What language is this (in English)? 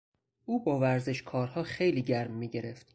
Persian